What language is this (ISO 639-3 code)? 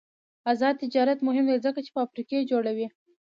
pus